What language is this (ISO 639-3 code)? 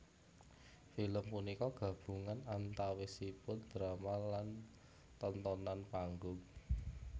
jav